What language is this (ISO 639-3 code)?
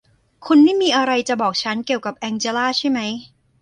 tha